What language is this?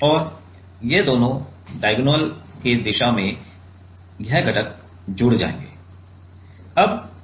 Hindi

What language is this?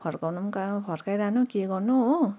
Nepali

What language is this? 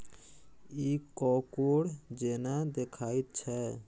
Maithili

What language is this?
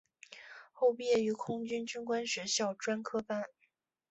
Chinese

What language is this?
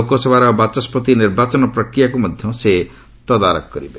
Odia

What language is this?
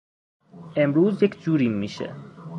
Persian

